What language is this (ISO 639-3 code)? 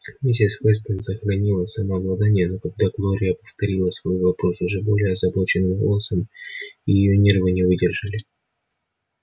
rus